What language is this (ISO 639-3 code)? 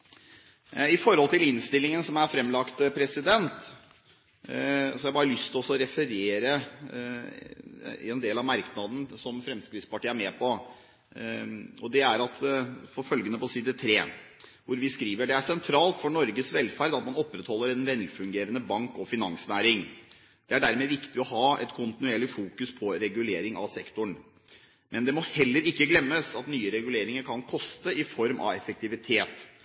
nob